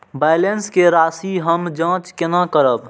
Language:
Maithili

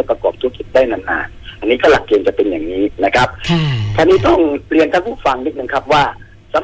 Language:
Thai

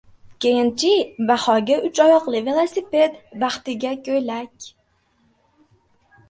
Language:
Uzbek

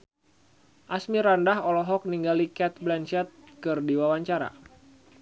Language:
Sundanese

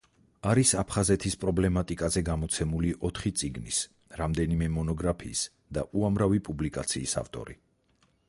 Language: Georgian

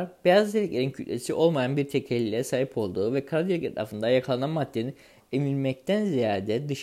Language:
Turkish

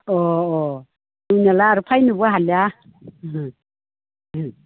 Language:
Bodo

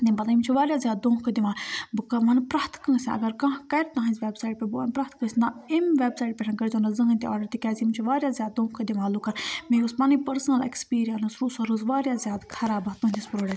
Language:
Kashmiri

